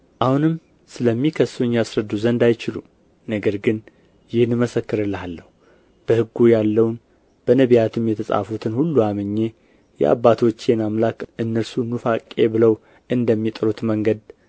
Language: Amharic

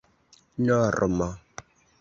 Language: Esperanto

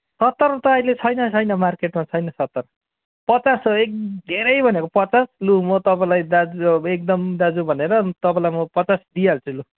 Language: Nepali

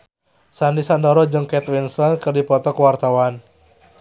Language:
Sundanese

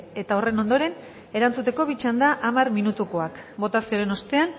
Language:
Basque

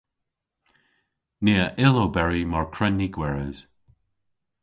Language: Cornish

